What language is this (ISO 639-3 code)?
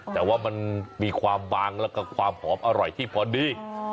tha